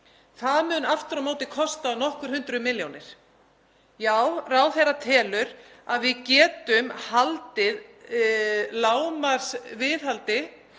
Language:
Icelandic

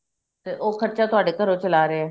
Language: Punjabi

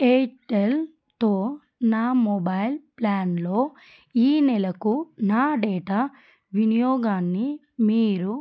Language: Telugu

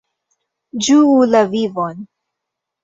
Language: Esperanto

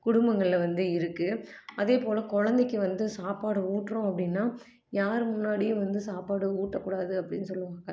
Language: Tamil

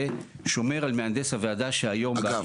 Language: Hebrew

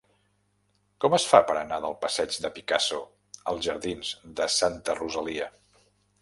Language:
Catalan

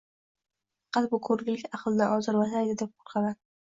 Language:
Uzbek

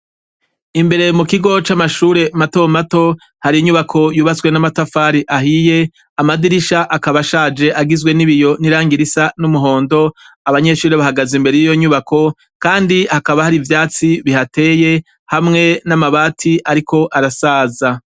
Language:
Rundi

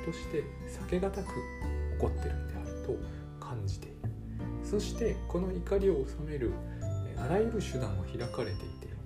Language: Japanese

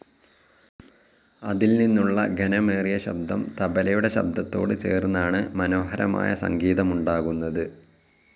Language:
Malayalam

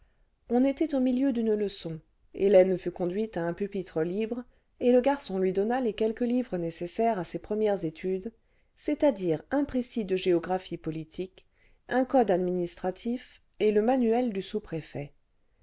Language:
French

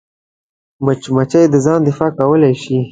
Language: Pashto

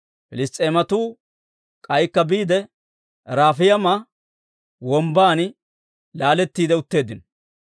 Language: Dawro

